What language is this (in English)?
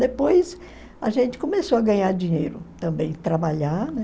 Portuguese